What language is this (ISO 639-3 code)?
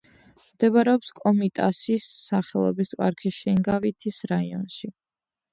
kat